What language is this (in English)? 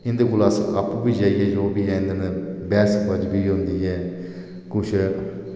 Dogri